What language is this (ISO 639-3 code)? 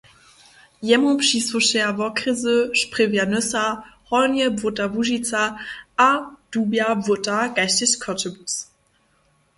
hsb